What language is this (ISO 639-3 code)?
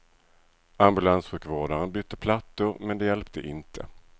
swe